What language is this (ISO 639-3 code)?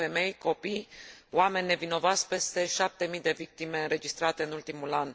ron